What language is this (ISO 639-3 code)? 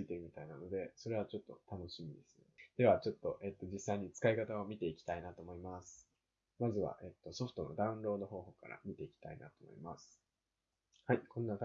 jpn